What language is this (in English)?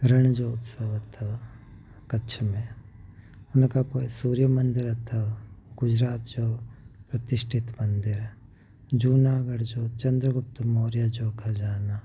Sindhi